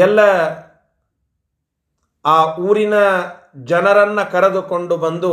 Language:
Kannada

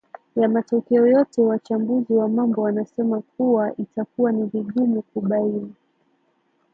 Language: Swahili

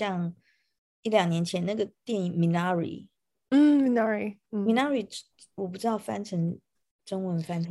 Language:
Chinese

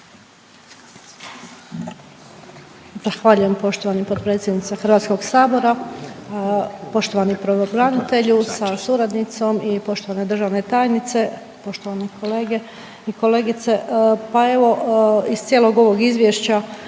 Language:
Croatian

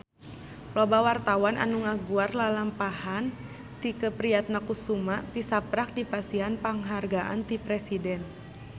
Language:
Sundanese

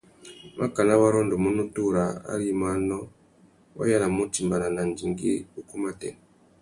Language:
Tuki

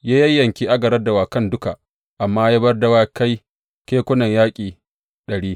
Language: Hausa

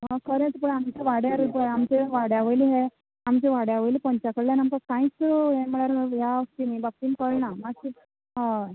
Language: Konkani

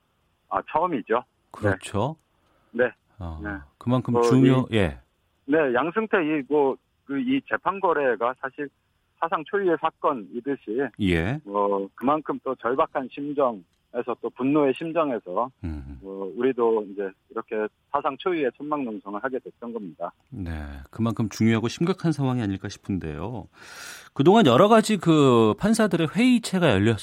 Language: Korean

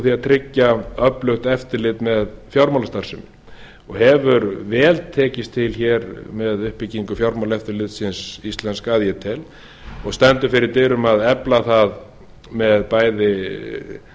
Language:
Icelandic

